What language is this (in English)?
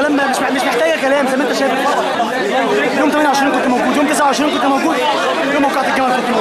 Arabic